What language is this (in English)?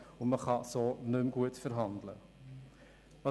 Swiss German